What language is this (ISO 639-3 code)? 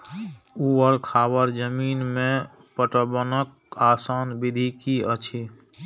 mai